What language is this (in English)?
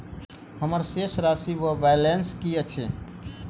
Maithili